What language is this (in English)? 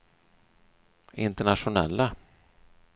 Swedish